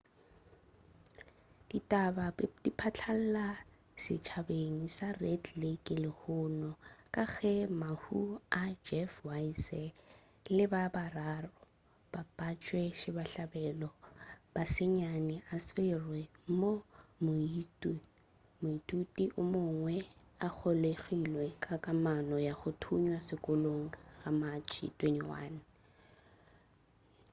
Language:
Northern Sotho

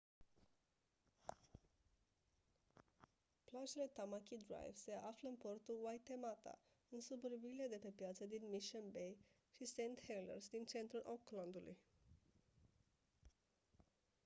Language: Romanian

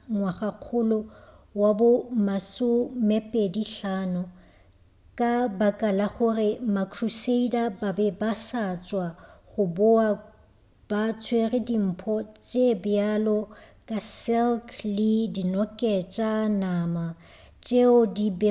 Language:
Northern Sotho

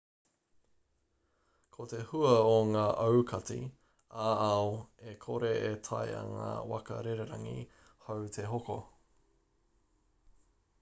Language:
Māori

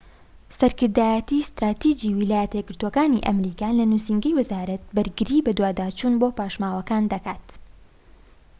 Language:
Central Kurdish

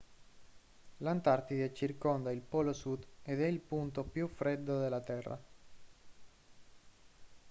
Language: Italian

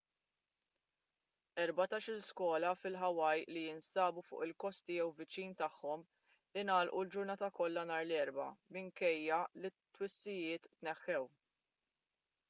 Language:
Maltese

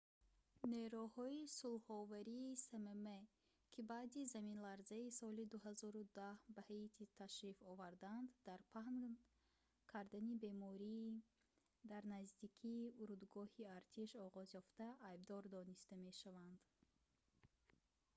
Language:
Tajik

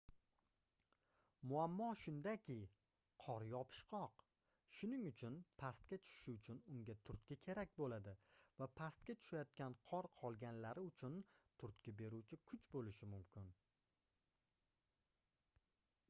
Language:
Uzbek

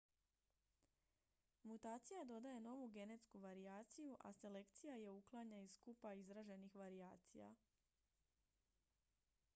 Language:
Croatian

